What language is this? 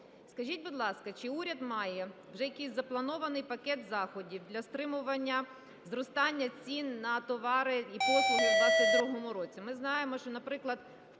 Ukrainian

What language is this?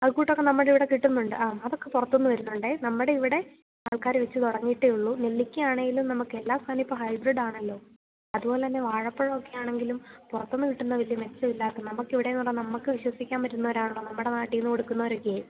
Malayalam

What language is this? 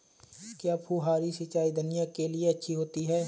Hindi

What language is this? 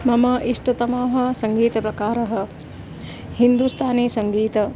Sanskrit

